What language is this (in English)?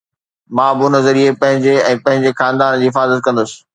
Sindhi